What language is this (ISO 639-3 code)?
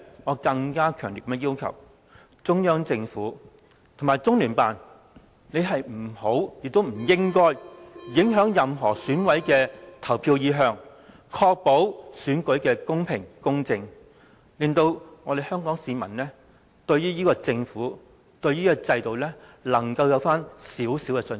yue